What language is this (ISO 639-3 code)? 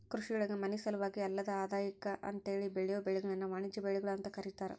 kan